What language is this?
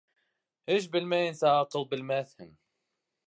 Bashkir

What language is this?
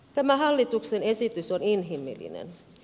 Finnish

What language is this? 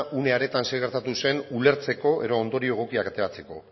Basque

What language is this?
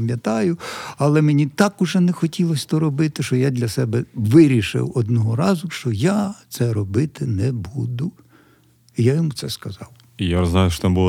Ukrainian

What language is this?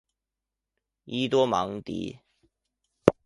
Chinese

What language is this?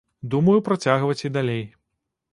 Belarusian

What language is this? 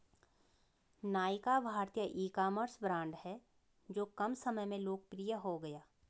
Hindi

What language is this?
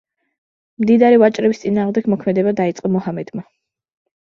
Georgian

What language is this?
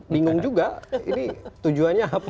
Indonesian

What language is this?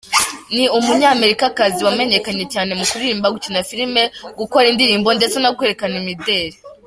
Kinyarwanda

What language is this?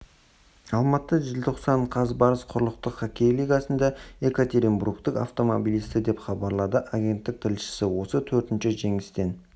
Kazakh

